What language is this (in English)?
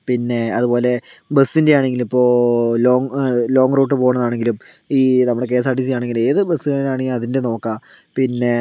Malayalam